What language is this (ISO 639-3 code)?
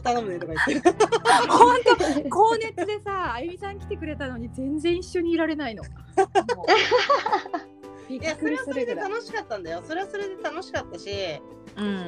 jpn